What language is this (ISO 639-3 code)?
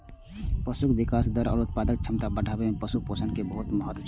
mai